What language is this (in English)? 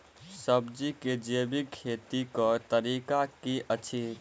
Maithili